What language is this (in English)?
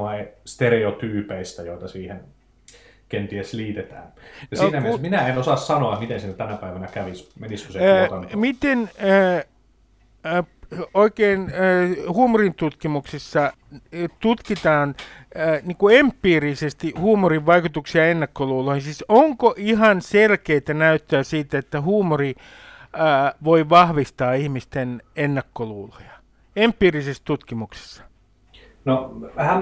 Finnish